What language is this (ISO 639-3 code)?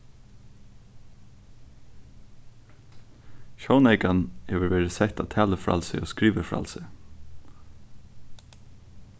fao